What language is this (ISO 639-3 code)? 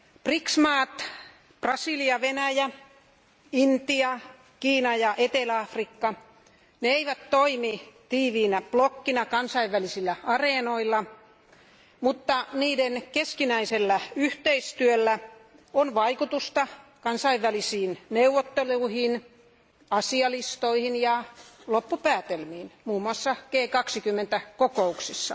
fin